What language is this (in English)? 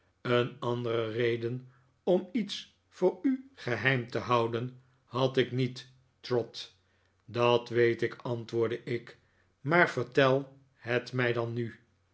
Dutch